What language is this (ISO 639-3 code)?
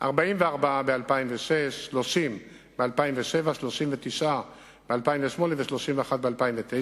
heb